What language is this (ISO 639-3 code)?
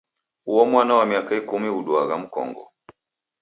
dav